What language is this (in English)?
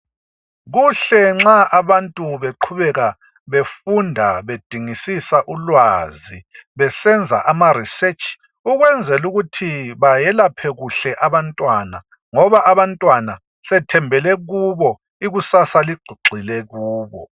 North Ndebele